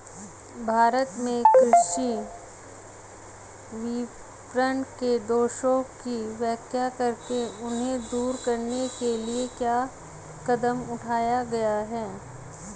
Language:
Hindi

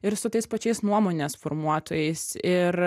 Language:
Lithuanian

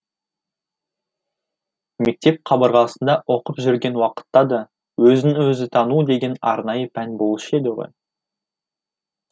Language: Kazakh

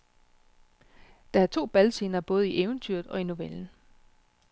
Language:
Danish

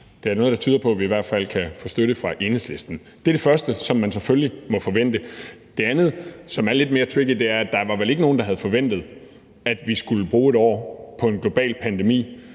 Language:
Danish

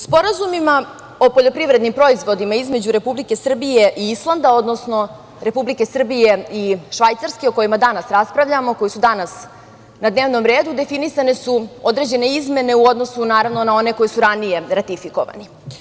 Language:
Serbian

